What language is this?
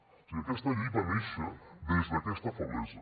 Catalan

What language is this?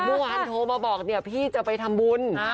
Thai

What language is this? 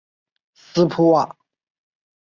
Chinese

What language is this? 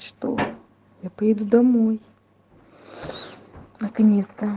Russian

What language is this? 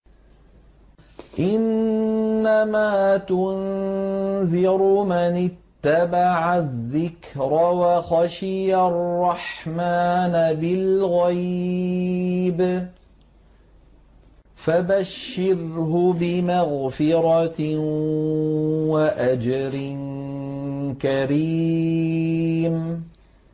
Arabic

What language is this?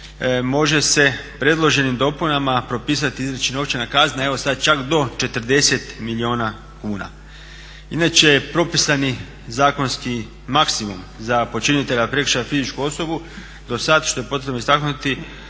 Croatian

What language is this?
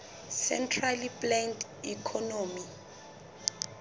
Southern Sotho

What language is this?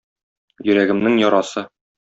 Tatar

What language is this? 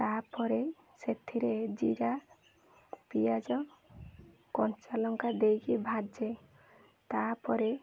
Odia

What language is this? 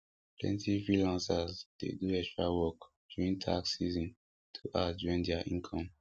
Nigerian Pidgin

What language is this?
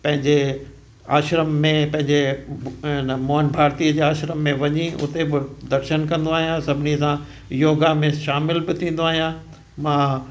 Sindhi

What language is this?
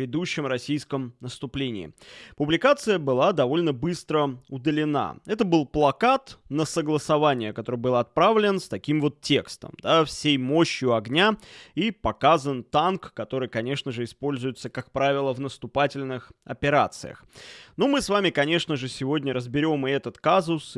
Russian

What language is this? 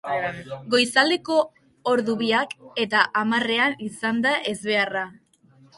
Basque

